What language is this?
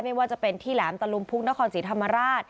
Thai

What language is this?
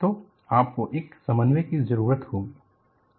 Hindi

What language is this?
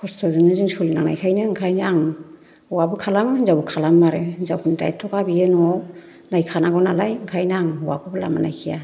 Bodo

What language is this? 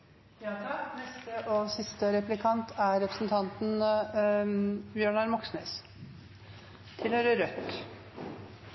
Norwegian Nynorsk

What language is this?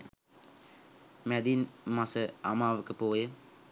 Sinhala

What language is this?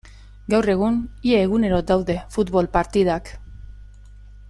Basque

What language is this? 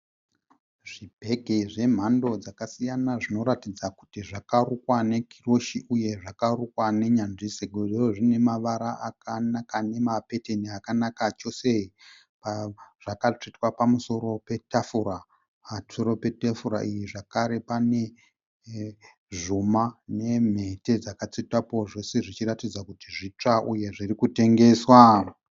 Shona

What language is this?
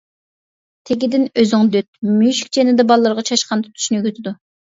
Uyghur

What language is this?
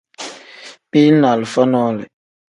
Tem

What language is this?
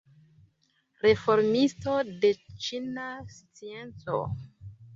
Esperanto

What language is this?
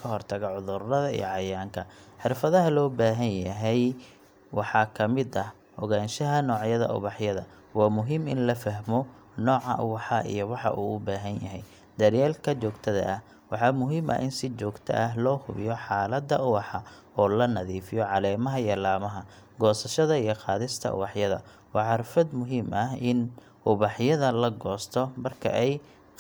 Somali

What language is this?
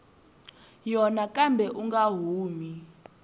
Tsonga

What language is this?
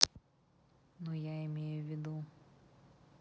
Russian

